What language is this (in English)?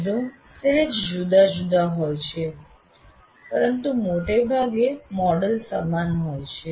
Gujarati